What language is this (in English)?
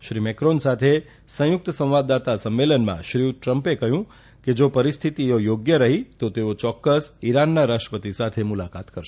Gujarati